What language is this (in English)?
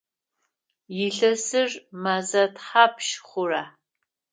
Adyghe